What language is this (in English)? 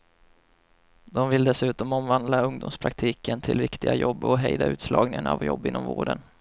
Swedish